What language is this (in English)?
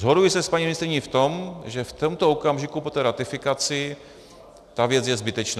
Czech